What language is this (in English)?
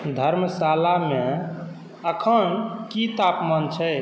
Maithili